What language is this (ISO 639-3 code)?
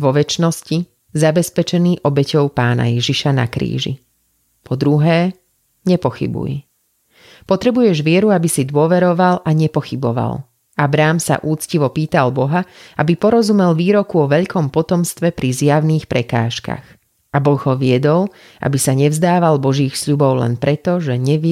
slk